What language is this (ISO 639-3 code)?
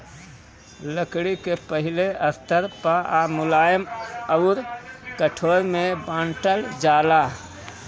bho